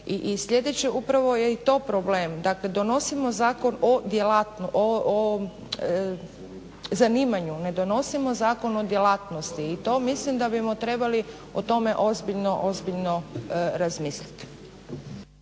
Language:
Croatian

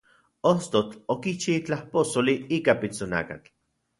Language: Central Puebla Nahuatl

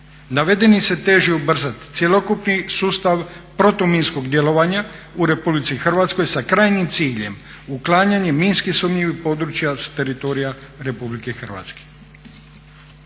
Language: Croatian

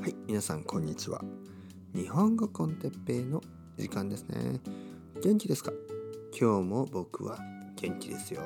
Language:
Japanese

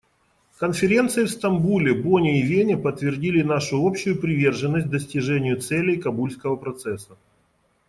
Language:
Russian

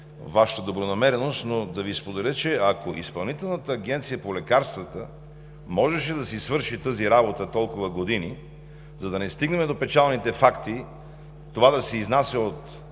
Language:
Bulgarian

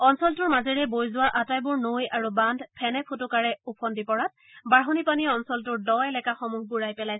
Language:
Assamese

